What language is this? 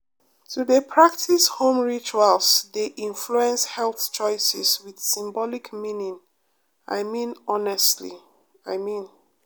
Nigerian Pidgin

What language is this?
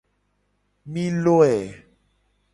Gen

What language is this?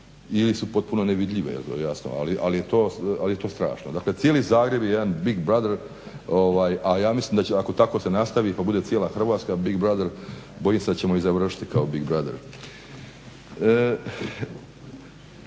Croatian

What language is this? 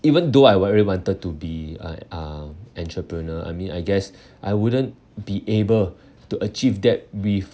English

